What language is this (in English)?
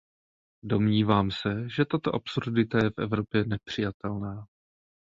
Czech